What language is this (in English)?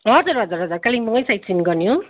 Nepali